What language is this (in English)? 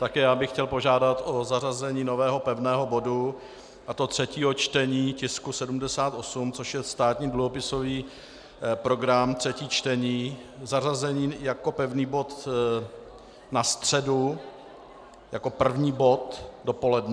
Czech